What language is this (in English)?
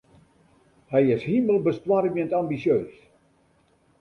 Western Frisian